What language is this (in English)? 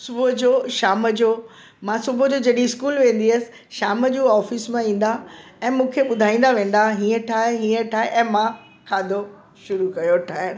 Sindhi